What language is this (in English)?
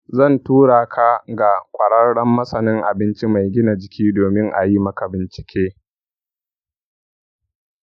Hausa